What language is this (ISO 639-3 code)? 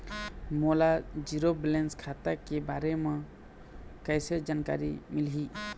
hne